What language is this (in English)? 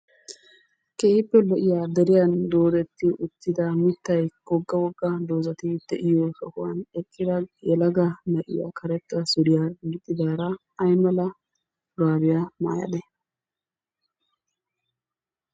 Wolaytta